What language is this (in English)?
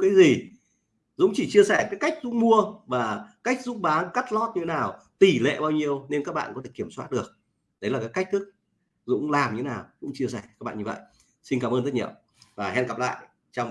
Vietnamese